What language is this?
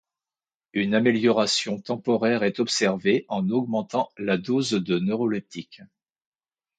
French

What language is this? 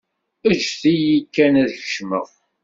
Kabyle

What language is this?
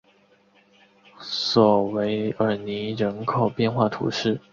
Chinese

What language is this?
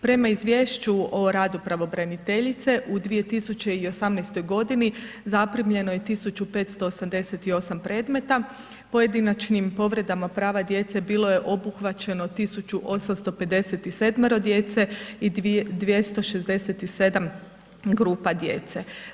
Croatian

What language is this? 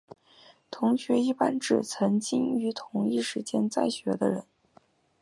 Chinese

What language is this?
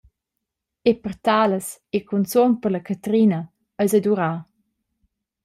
Romansh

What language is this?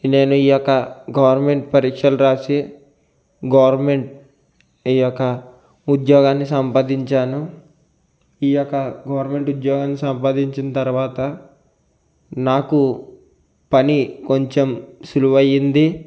Telugu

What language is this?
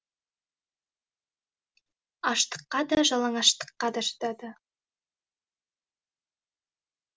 Kazakh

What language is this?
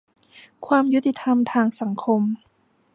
Thai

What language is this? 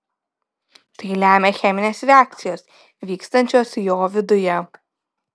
Lithuanian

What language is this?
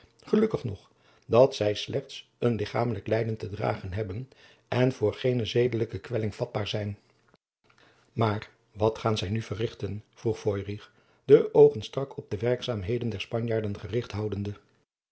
Dutch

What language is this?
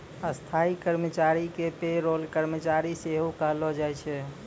Maithili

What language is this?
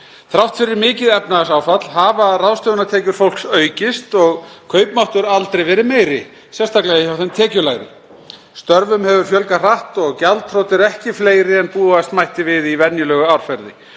Icelandic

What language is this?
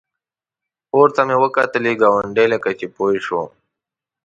Pashto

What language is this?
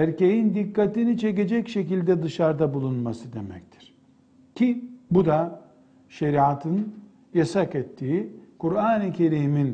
Turkish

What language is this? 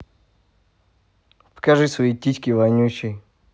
Russian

